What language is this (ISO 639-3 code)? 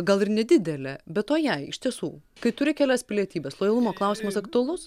lit